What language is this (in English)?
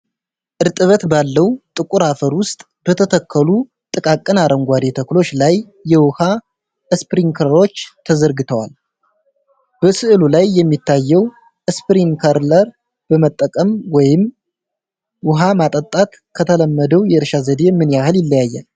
Amharic